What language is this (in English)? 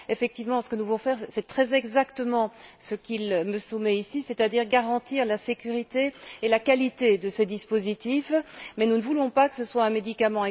French